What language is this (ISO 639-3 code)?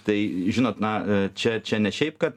lit